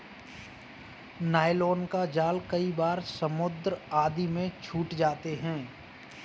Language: Hindi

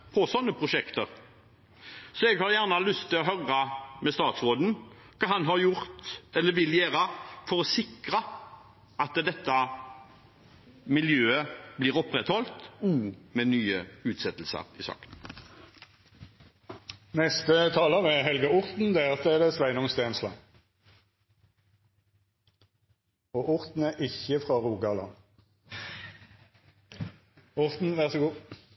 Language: Norwegian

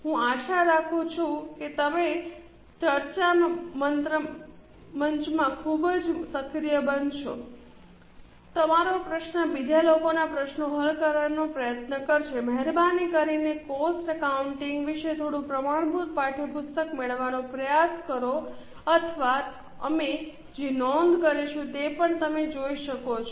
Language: Gujarati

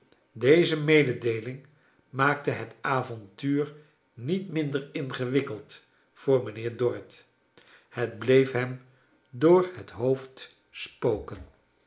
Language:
Dutch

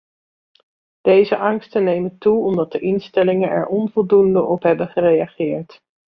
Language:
Dutch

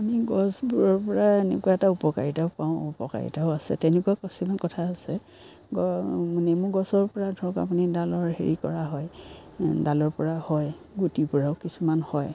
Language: Assamese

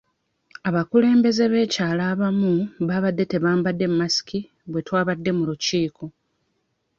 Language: Ganda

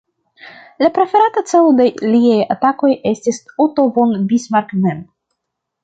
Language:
Esperanto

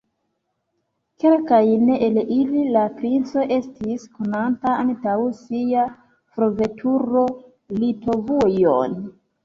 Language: Esperanto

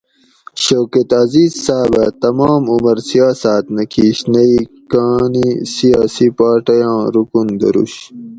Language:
Gawri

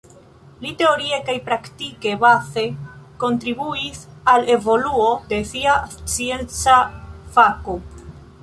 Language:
Esperanto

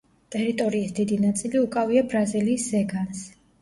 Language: Georgian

